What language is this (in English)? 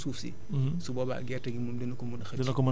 Wolof